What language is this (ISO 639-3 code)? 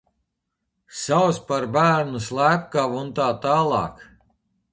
lav